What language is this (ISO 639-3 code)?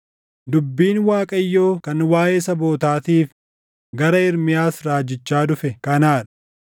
orm